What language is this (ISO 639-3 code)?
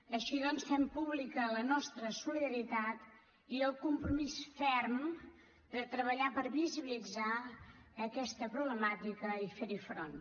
cat